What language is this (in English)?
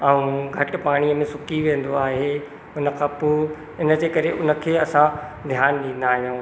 Sindhi